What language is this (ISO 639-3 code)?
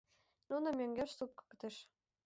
chm